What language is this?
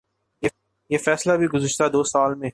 Urdu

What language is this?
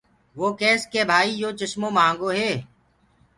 Gurgula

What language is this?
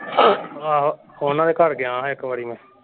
Punjabi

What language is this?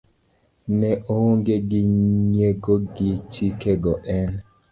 Luo (Kenya and Tanzania)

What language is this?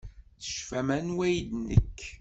Kabyle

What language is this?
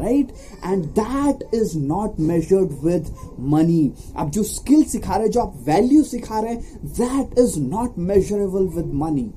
Hindi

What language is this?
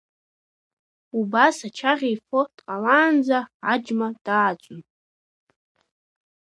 Abkhazian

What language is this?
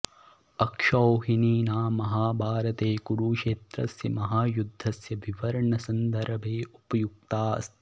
Sanskrit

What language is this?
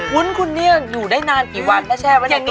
Thai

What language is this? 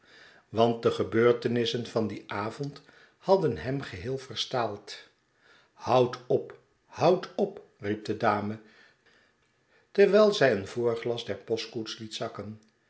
Dutch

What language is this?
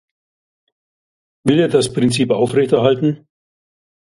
German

